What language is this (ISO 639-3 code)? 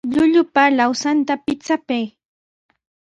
qws